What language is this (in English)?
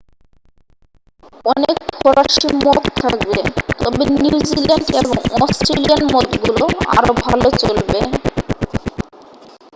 Bangla